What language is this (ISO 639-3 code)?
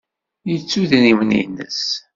kab